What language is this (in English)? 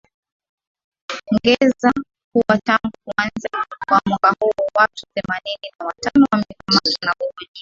Swahili